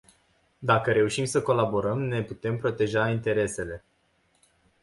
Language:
Romanian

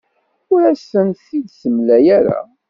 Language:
Kabyle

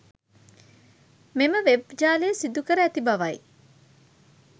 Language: Sinhala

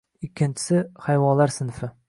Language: Uzbek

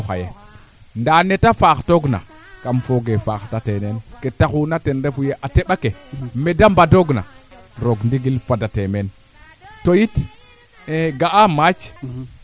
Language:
Serer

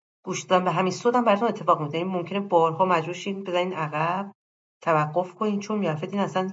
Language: Persian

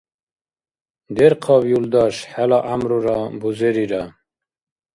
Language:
Dargwa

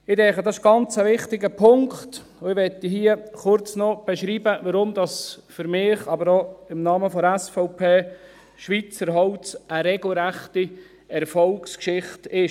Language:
Swiss German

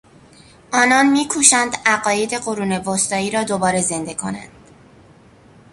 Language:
Persian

